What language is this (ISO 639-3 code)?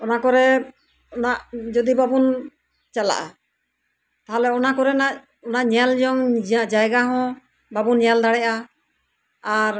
sat